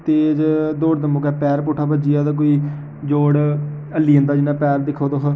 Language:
Dogri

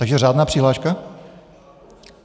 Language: Czech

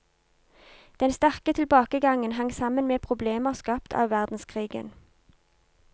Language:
Norwegian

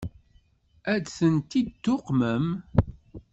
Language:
Kabyle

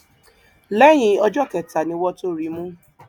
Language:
Yoruba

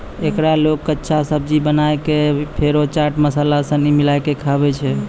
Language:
Maithili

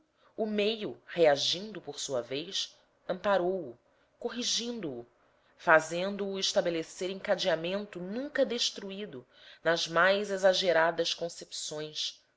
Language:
Portuguese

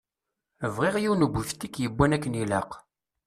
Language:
Kabyle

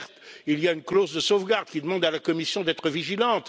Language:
French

